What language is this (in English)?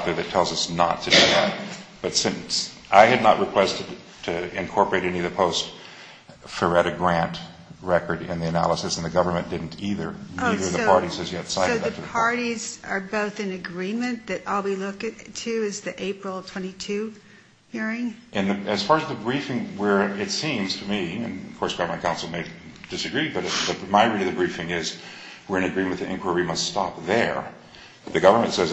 English